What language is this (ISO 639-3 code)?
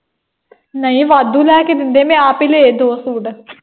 pan